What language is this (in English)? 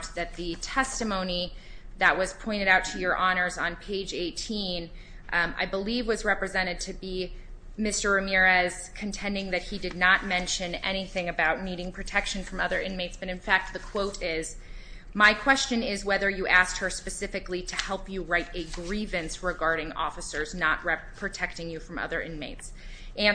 English